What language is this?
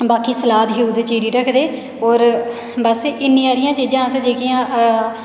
Dogri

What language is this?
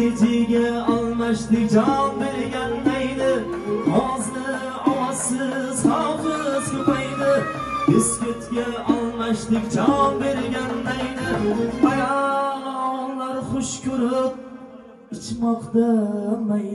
Turkish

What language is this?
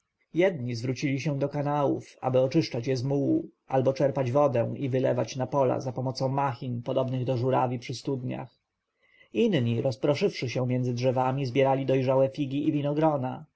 Polish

